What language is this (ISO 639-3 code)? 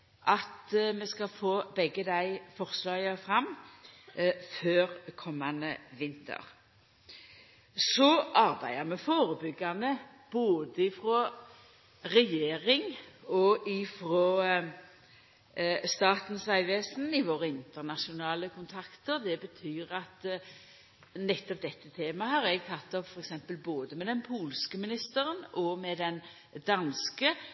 nno